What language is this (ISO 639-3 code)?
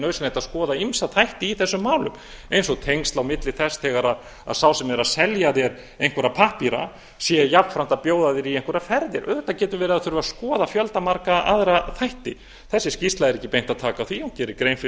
isl